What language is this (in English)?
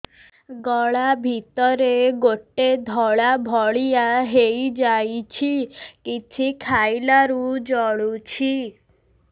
Odia